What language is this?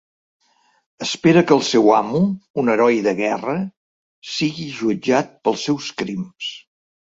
Catalan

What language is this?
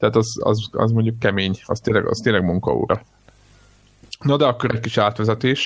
Hungarian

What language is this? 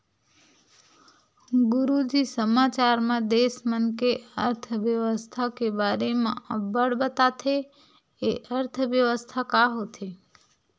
Chhattisgarhi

